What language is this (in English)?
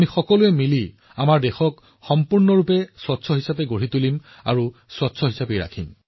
Assamese